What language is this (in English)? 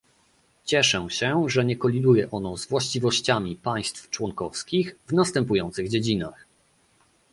Polish